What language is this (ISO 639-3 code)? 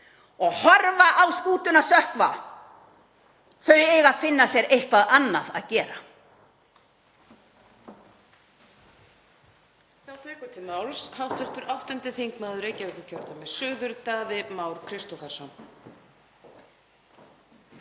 isl